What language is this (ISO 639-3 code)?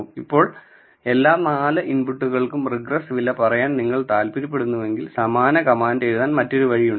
mal